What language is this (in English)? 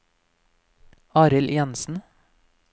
Norwegian